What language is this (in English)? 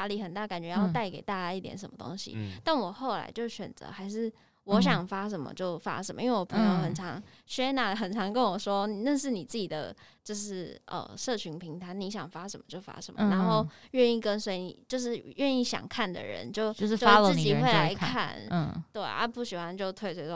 Chinese